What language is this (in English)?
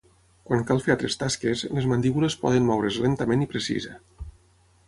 Catalan